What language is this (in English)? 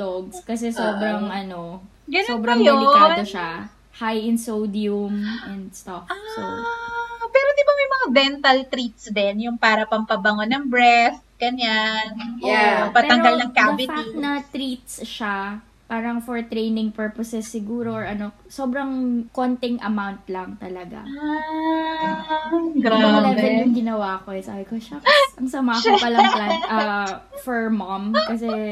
Filipino